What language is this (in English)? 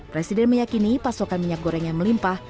Indonesian